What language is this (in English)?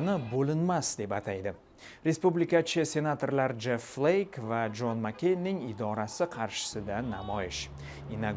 Turkish